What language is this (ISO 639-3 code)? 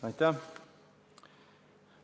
est